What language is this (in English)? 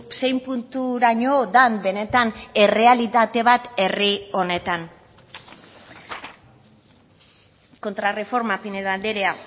Basque